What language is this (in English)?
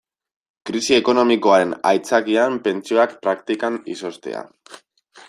Basque